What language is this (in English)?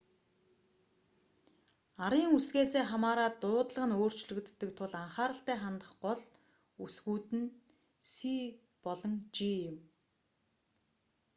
Mongolian